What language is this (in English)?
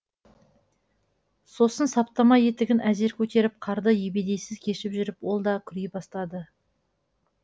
Kazakh